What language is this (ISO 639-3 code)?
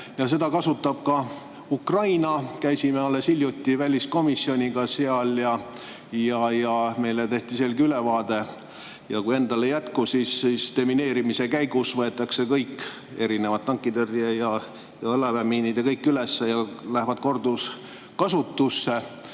est